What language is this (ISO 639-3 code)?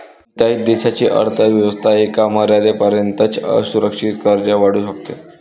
mar